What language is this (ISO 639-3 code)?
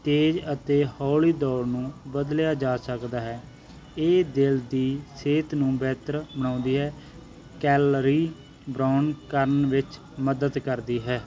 pan